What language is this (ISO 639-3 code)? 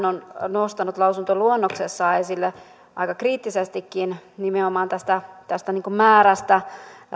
fin